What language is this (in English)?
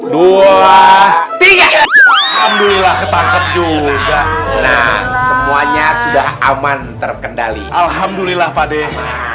Indonesian